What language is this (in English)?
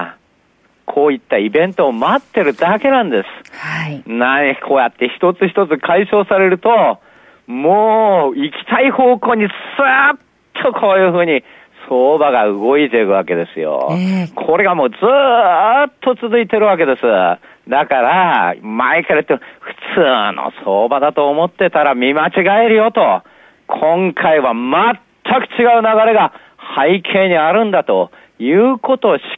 Japanese